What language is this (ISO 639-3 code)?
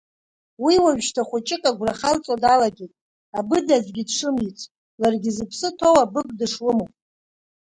abk